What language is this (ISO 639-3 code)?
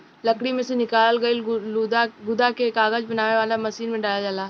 bho